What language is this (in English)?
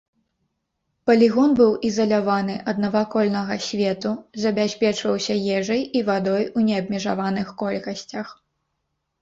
Belarusian